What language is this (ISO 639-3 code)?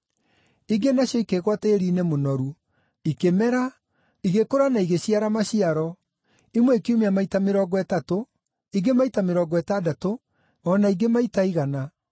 kik